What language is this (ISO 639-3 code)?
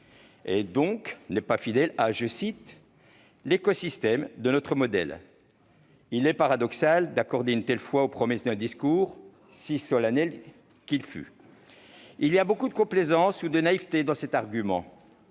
fra